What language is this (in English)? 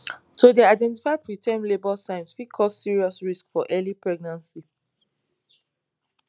Nigerian Pidgin